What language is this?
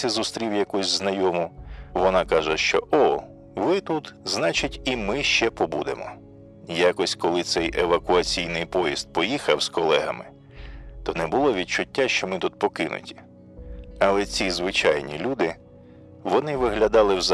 Ukrainian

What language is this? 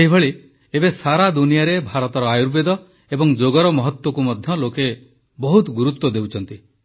Odia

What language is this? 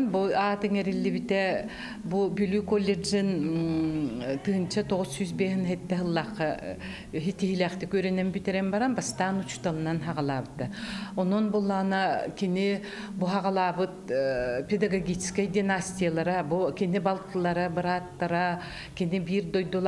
Arabic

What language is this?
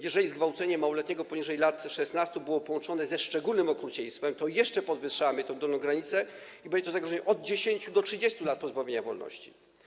Polish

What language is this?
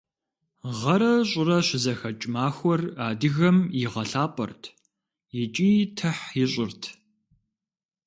Kabardian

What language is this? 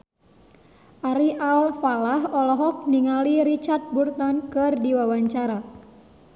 Sundanese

